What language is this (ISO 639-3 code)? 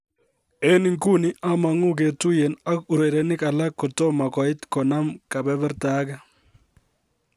kln